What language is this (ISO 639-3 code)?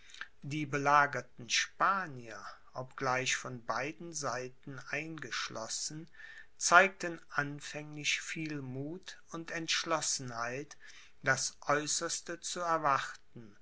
deu